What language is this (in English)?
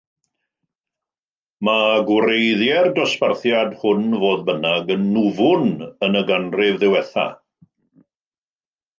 Welsh